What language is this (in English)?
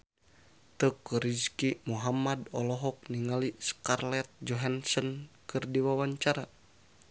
Sundanese